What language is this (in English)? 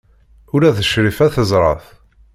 Kabyle